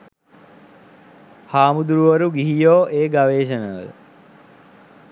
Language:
Sinhala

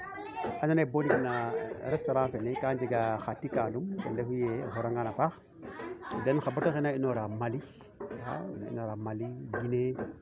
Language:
Serer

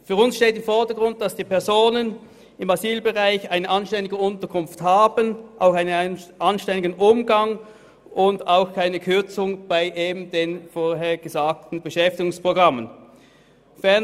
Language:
Swiss German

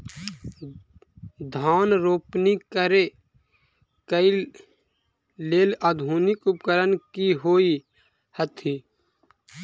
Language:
Maithili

